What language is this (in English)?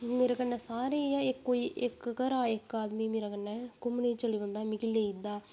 Dogri